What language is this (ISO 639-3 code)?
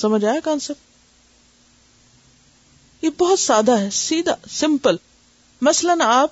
urd